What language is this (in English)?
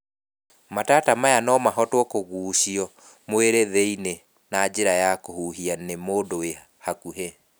Kikuyu